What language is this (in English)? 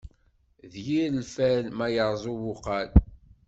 Kabyle